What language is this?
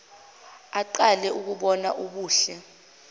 Zulu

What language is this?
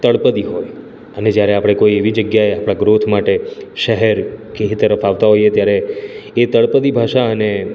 Gujarati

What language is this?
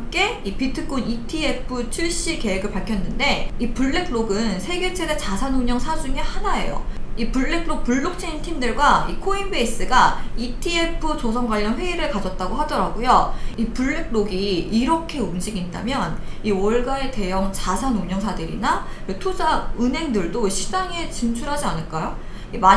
Korean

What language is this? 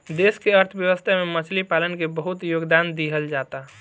Bhojpuri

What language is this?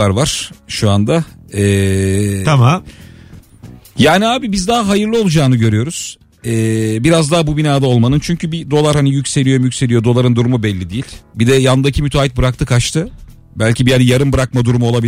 Turkish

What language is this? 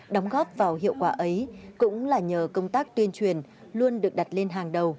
Vietnamese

